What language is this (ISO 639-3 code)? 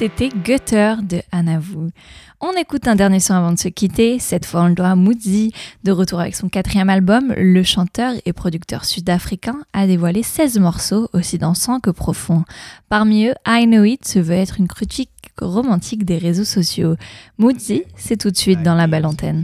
fra